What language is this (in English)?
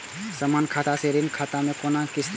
Maithili